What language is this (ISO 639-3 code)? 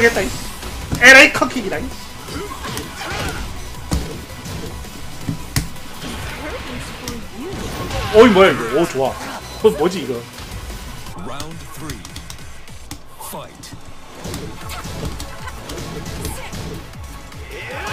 kor